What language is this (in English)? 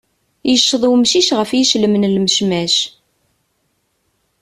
Kabyle